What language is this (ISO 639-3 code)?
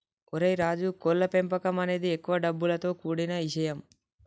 tel